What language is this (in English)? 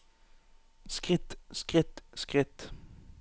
Norwegian